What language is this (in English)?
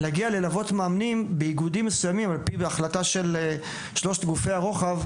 Hebrew